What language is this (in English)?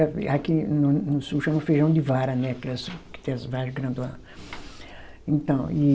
Portuguese